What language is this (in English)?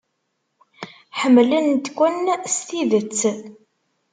Kabyle